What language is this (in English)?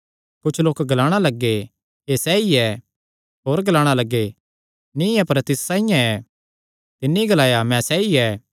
Kangri